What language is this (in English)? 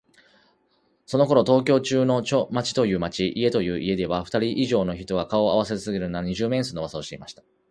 Japanese